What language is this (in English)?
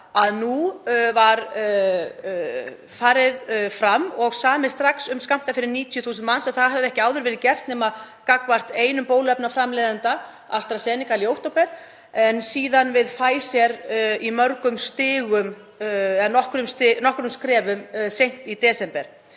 Icelandic